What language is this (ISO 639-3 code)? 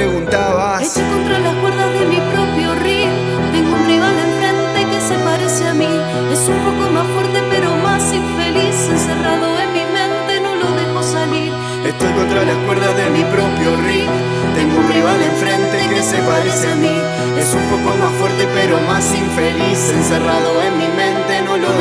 spa